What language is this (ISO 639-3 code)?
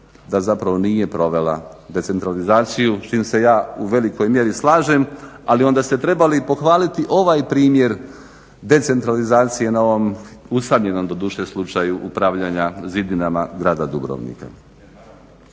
hrv